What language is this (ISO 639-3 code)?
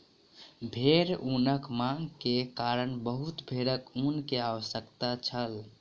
mai